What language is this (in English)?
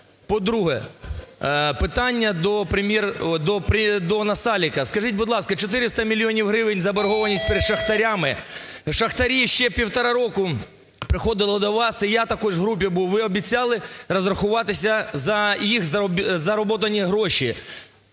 Ukrainian